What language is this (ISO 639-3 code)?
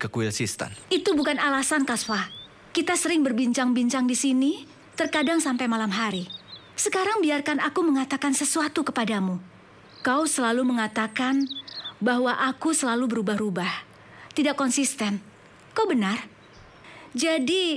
ind